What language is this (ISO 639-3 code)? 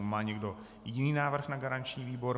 ces